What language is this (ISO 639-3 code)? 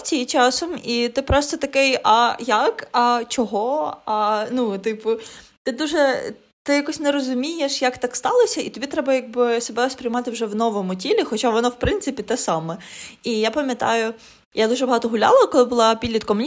ukr